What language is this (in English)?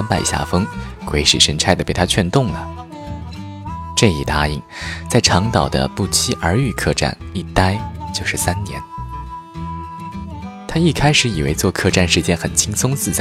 Chinese